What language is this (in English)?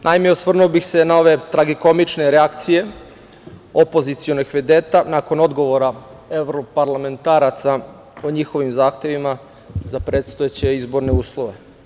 Serbian